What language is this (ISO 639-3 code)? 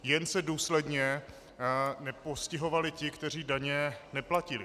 ces